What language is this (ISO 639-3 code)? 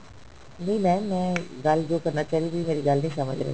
pan